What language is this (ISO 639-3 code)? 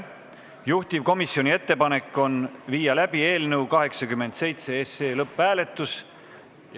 est